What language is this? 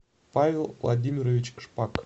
Russian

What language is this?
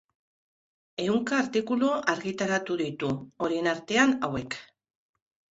Basque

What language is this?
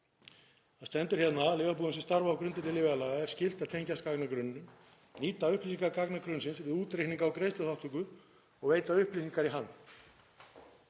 Icelandic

